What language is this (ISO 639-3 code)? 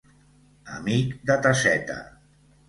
cat